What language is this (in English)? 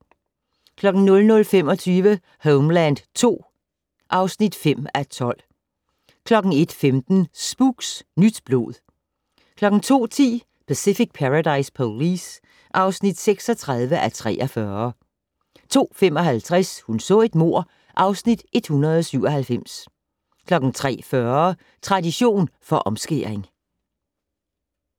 Danish